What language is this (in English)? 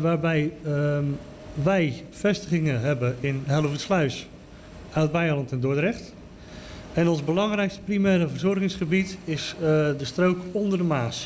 Dutch